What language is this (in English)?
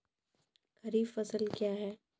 Maithili